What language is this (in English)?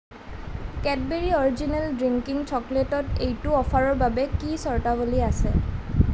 Assamese